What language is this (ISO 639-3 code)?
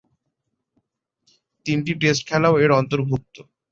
ben